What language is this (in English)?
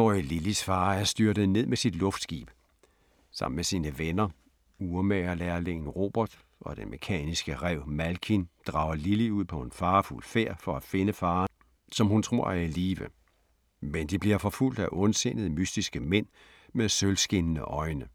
Danish